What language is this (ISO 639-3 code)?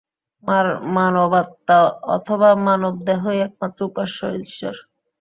ben